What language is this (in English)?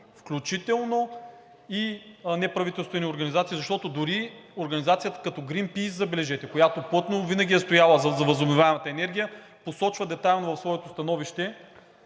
Bulgarian